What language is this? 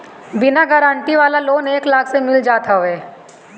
Bhojpuri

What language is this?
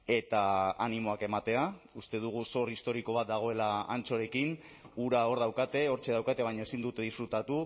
Basque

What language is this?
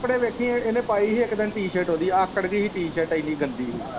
Punjabi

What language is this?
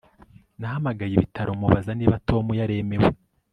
Kinyarwanda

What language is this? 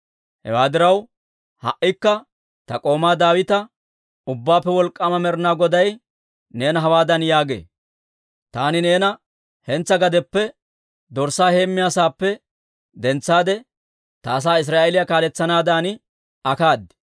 Dawro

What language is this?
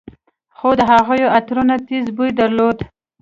Pashto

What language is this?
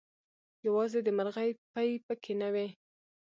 Pashto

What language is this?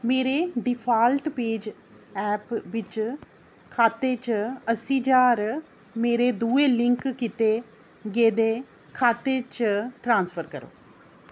Dogri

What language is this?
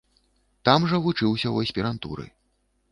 Belarusian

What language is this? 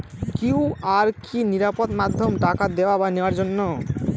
Bangla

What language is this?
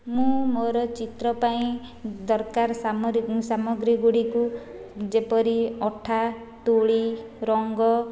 Odia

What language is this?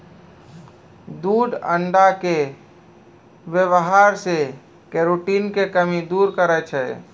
Maithili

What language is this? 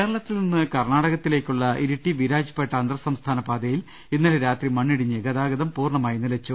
Malayalam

